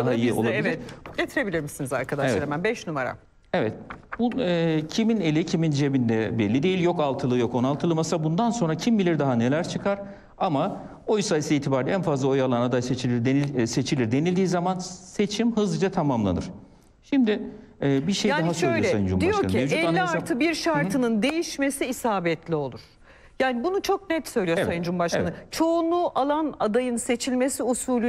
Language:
Turkish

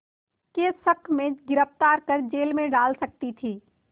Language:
Hindi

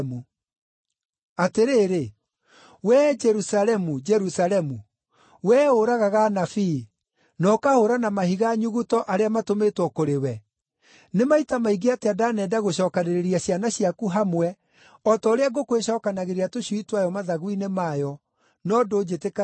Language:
Kikuyu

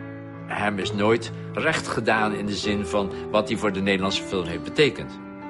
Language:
Dutch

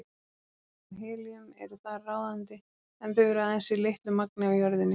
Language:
Icelandic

